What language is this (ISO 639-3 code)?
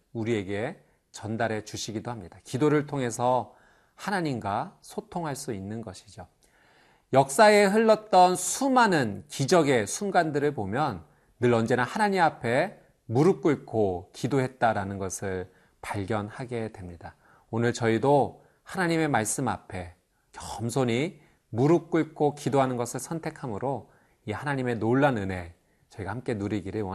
kor